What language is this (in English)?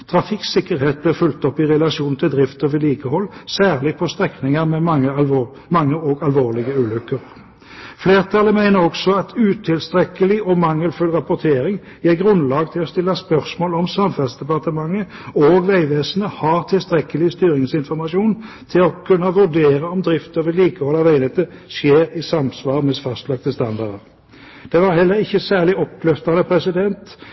Norwegian Bokmål